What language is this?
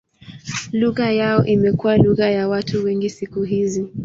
Swahili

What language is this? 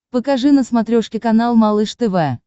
Russian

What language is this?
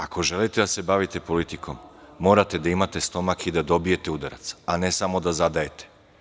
Serbian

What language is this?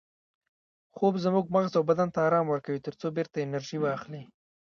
Pashto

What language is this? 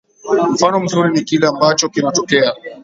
Swahili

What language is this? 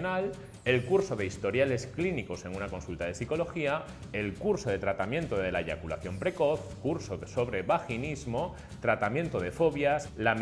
Spanish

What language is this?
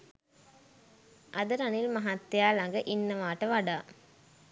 Sinhala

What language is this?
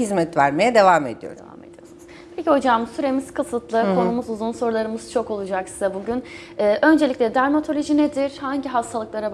Turkish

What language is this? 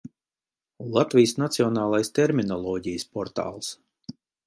Latvian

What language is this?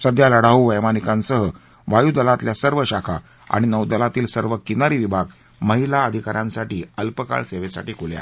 Marathi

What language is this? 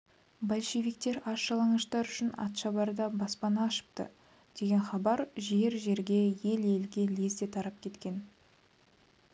Kazakh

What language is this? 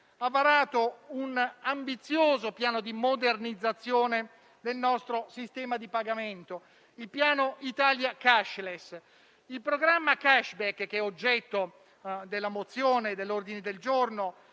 Italian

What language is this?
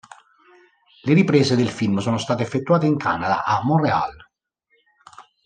Italian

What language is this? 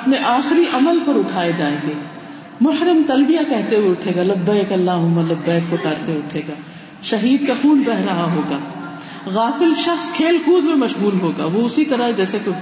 Urdu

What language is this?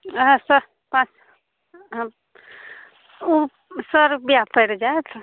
Maithili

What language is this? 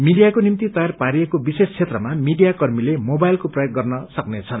Nepali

